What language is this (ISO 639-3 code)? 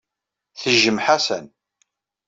kab